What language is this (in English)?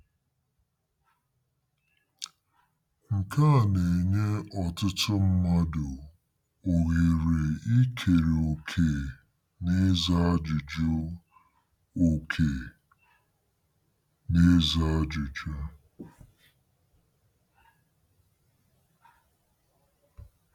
Igbo